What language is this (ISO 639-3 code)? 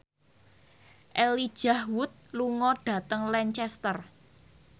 jav